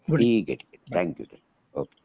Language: Marathi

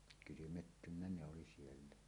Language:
Finnish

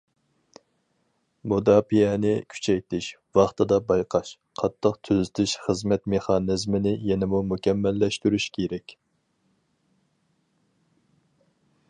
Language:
Uyghur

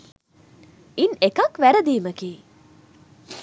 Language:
Sinhala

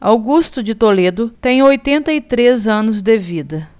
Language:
Portuguese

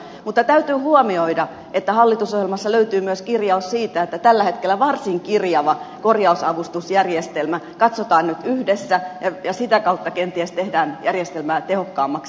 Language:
Finnish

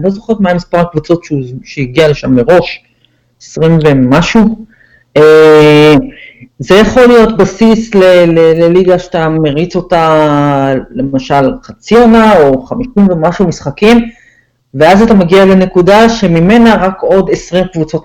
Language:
Hebrew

